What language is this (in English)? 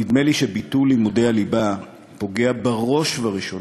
Hebrew